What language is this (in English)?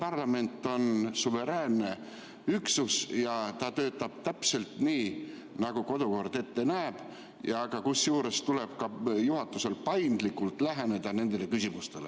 Estonian